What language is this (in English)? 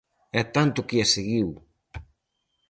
Galician